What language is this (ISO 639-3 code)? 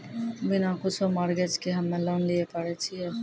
mai